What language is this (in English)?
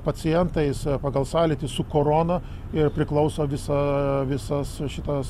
Lithuanian